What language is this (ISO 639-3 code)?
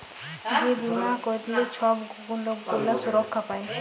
ben